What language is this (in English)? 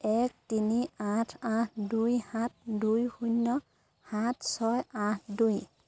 Assamese